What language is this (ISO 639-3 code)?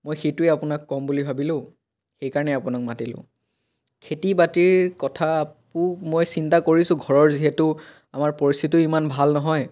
asm